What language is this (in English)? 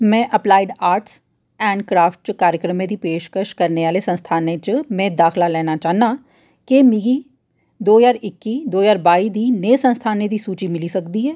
Dogri